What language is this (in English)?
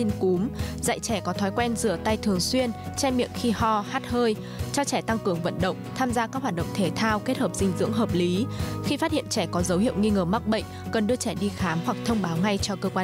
Vietnamese